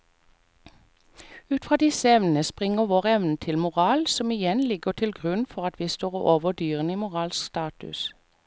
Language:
Norwegian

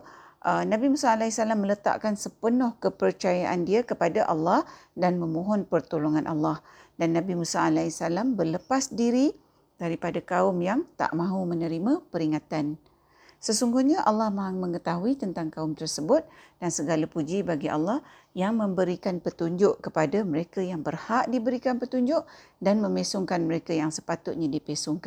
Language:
Malay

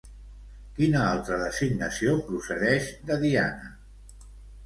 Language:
Catalan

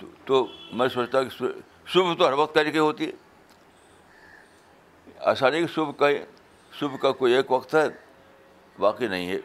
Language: Urdu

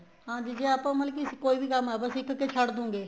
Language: Punjabi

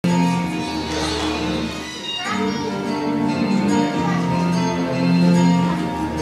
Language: Romanian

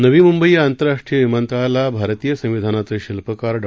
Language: Marathi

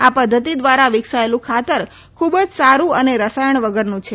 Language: Gujarati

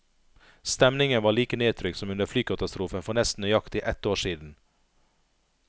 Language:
Norwegian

